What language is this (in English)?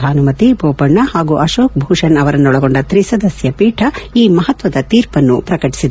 Kannada